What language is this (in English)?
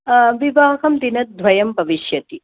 Sanskrit